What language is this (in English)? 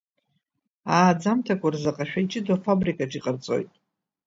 Abkhazian